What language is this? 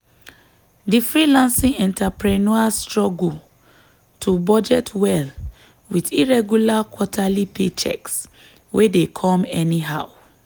Nigerian Pidgin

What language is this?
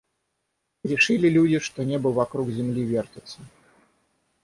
Russian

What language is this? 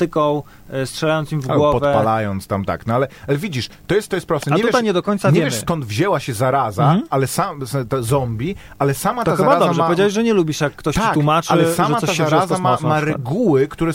Polish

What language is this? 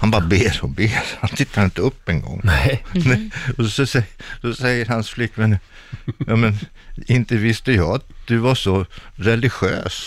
Swedish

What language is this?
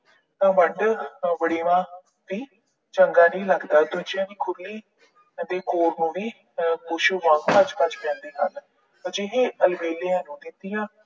Punjabi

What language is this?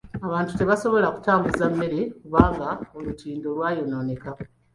Ganda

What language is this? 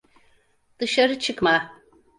Turkish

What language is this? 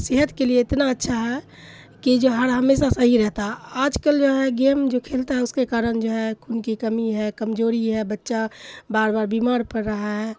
Urdu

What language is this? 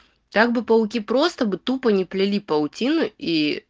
Russian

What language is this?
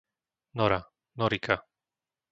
Slovak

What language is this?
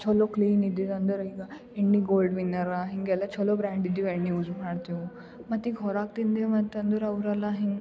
Kannada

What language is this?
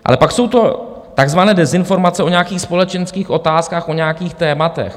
Czech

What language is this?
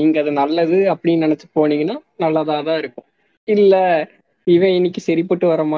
Tamil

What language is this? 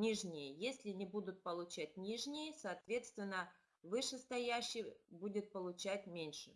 Russian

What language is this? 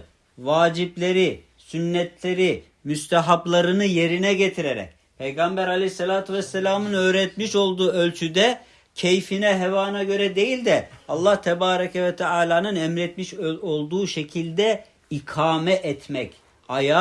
Turkish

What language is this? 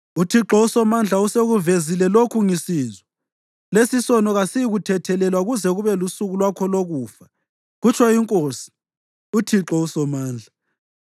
North Ndebele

